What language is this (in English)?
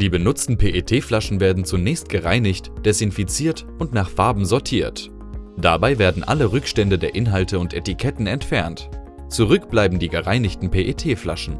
German